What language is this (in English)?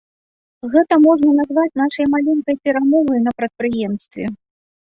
Belarusian